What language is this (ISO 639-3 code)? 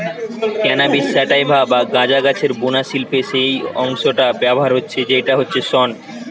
ben